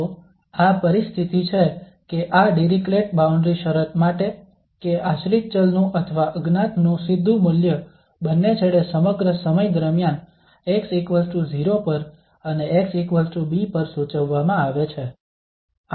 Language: Gujarati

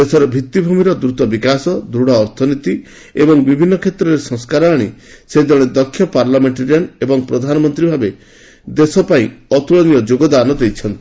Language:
Odia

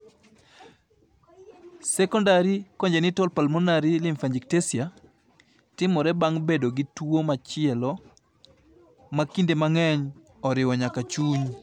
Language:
Luo (Kenya and Tanzania)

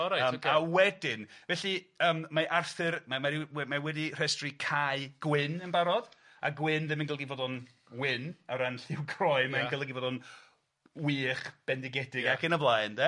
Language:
Welsh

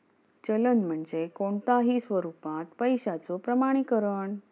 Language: Marathi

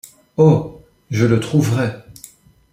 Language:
French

